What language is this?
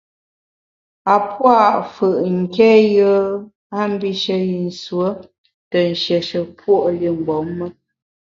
Bamun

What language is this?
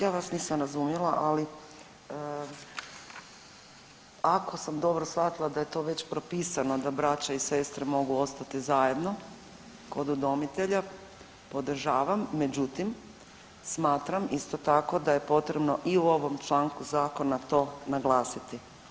Croatian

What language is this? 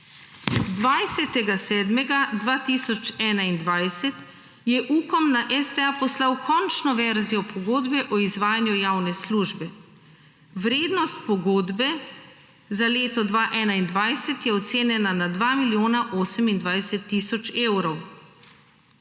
Slovenian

